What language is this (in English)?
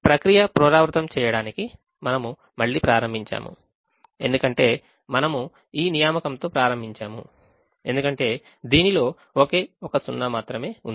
Telugu